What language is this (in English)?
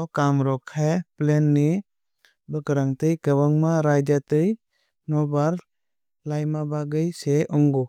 Kok Borok